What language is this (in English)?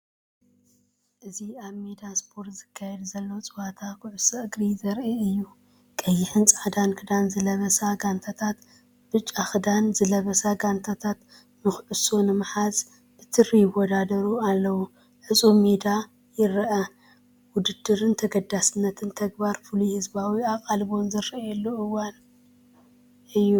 Tigrinya